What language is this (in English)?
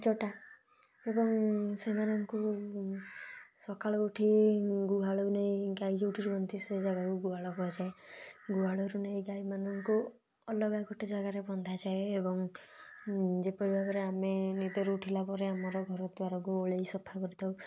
Odia